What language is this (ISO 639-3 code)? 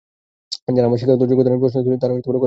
ben